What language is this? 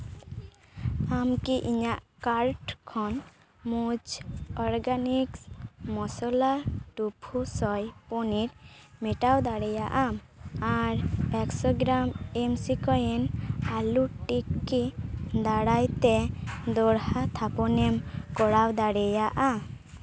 Santali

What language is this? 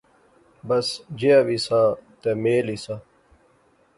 Pahari-Potwari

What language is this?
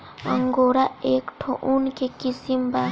Bhojpuri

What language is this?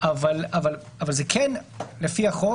Hebrew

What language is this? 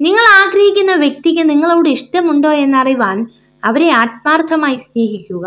Malayalam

